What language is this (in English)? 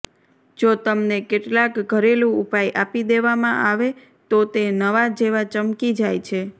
Gujarati